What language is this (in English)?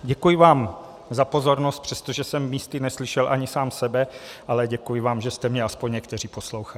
Czech